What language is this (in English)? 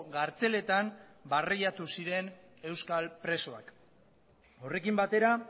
Basque